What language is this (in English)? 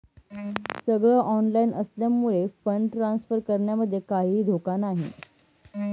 Marathi